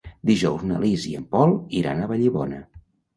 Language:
Catalan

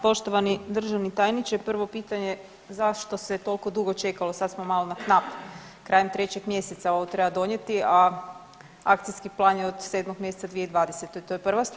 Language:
Croatian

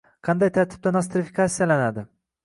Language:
Uzbek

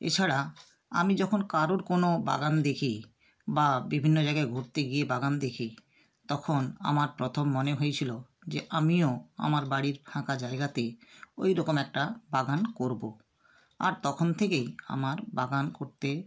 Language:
Bangla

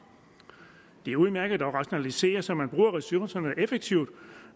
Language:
Danish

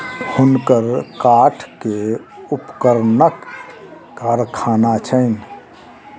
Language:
Maithili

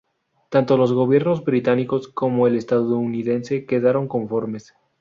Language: Spanish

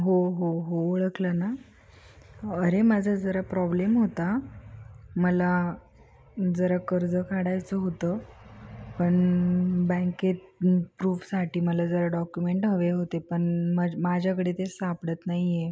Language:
Marathi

